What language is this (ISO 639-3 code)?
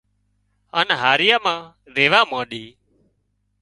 kxp